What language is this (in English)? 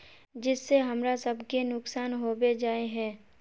Magahi